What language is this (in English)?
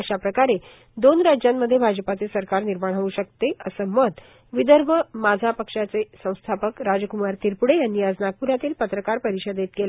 Marathi